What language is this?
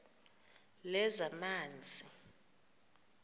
Xhosa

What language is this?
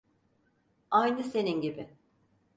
Turkish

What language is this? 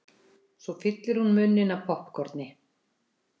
Icelandic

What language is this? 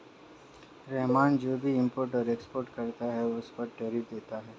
Hindi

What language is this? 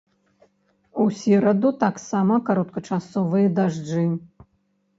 Belarusian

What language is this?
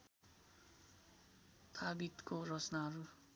Nepali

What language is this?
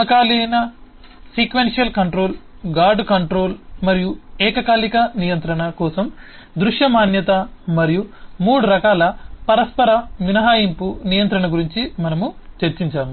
Telugu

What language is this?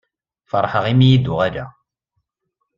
Kabyle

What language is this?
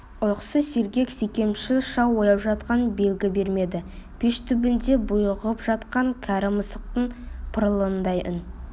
Kazakh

